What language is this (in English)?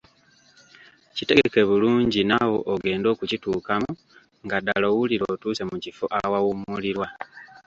Ganda